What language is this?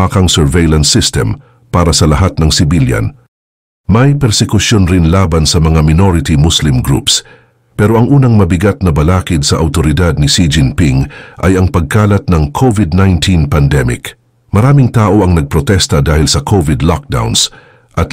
Filipino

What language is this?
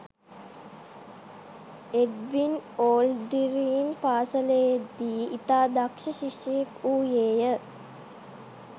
Sinhala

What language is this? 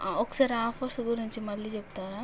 Telugu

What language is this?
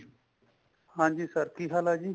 Punjabi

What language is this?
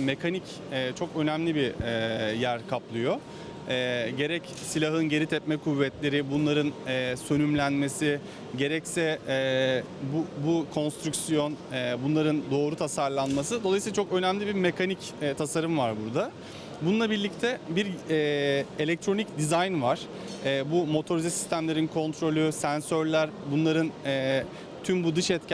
Turkish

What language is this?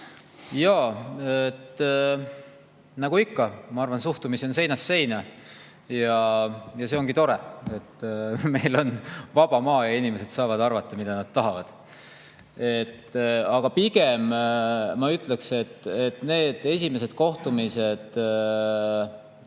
Estonian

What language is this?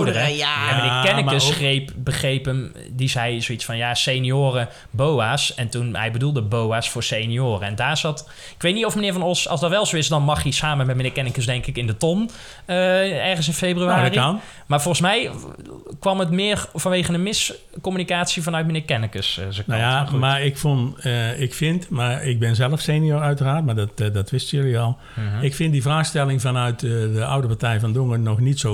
Dutch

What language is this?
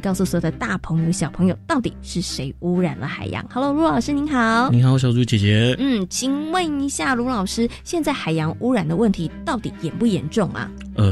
Chinese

